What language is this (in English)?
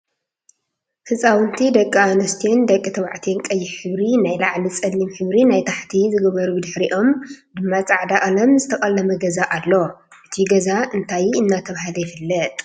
Tigrinya